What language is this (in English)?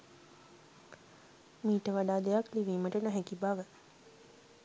Sinhala